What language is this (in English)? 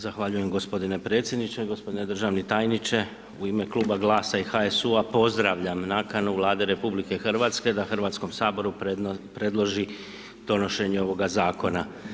Croatian